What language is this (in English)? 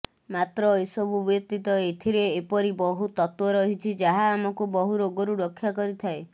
Odia